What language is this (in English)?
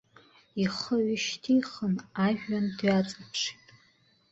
Abkhazian